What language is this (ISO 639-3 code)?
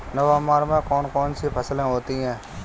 hin